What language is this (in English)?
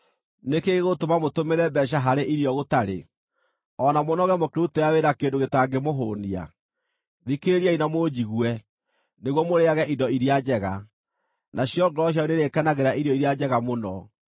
Kikuyu